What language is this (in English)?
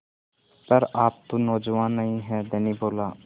Hindi